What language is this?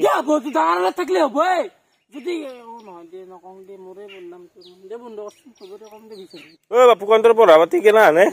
Arabic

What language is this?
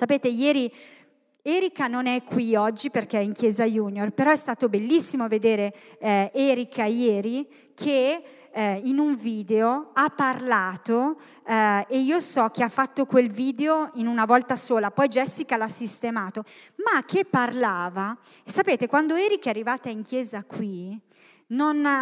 Italian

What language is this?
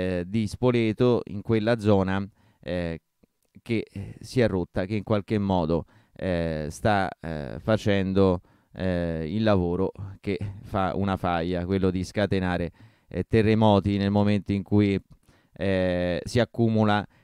Italian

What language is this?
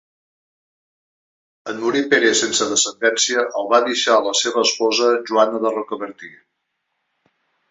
Catalan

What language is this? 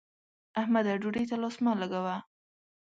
Pashto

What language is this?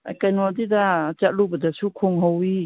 Manipuri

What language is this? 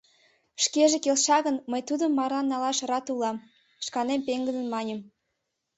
Mari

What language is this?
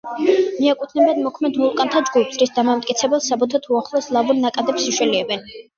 Georgian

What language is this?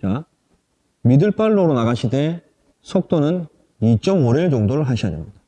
Korean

